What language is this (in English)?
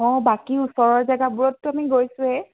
Assamese